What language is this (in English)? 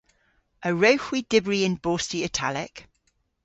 Cornish